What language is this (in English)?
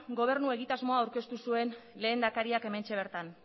Basque